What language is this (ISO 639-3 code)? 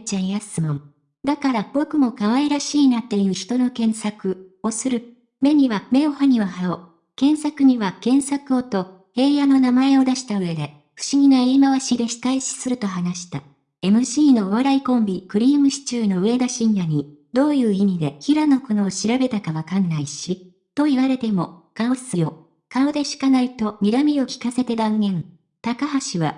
jpn